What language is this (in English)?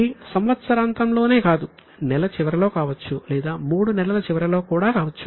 Telugu